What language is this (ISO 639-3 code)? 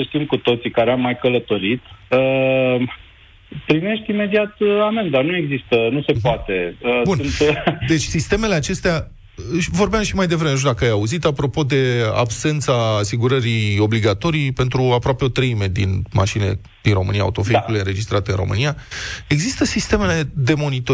ron